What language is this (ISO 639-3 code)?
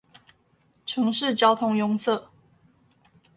zho